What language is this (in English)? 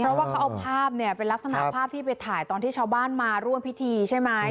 Thai